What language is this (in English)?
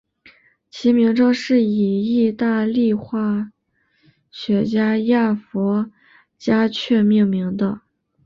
Chinese